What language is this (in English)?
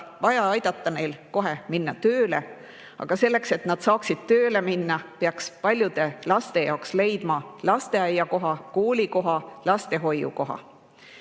Estonian